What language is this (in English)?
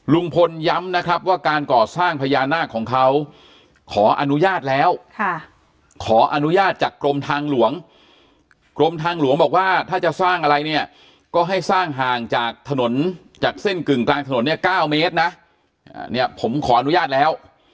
Thai